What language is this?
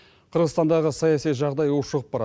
Kazakh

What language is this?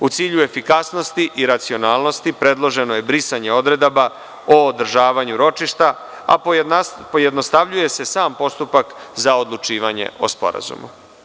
Serbian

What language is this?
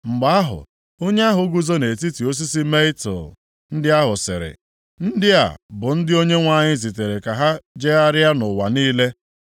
Igbo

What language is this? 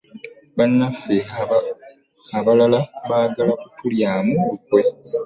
Ganda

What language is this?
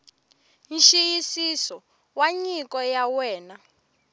Tsonga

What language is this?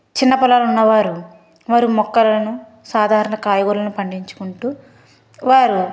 Telugu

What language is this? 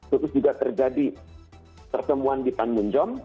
Indonesian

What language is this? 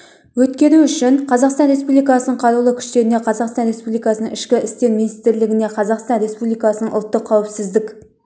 Kazakh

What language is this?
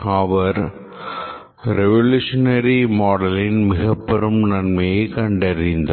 Tamil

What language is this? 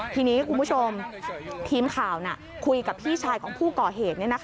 Thai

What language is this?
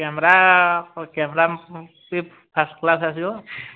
Odia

